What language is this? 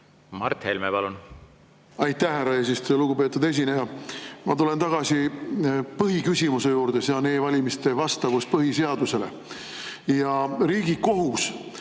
Estonian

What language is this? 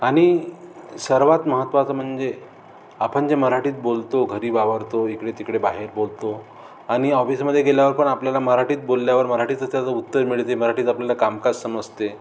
Marathi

